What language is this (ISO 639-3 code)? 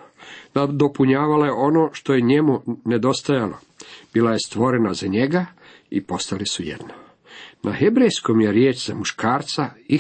hrv